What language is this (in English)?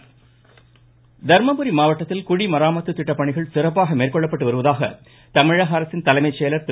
Tamil